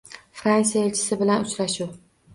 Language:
Uzbek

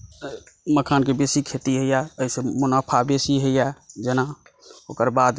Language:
Maithili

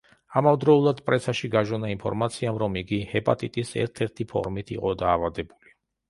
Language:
Georgian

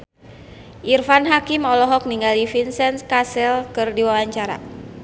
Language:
Sundanese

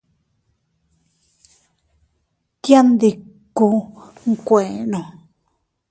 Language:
Teutila Cuicatec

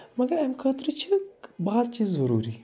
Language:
Kashmiri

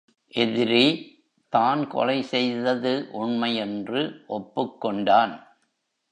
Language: Tamil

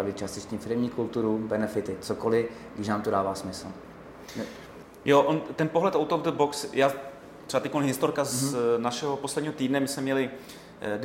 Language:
Czech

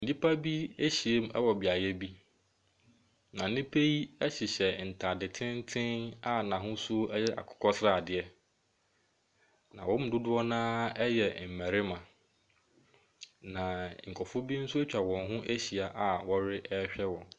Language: Akan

